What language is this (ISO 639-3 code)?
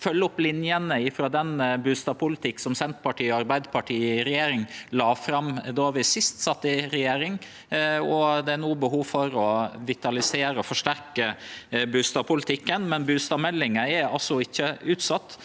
nor